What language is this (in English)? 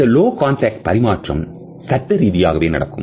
Tamil